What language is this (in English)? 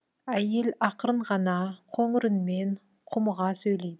Kazakh